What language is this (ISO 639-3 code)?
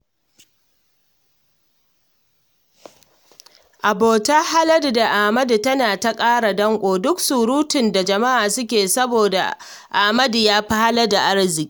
hau